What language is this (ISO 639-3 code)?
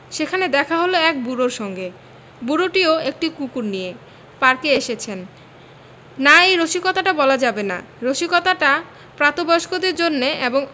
ben